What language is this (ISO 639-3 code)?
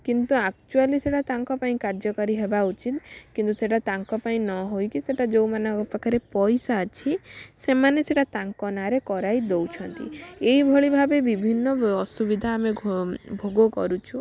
ori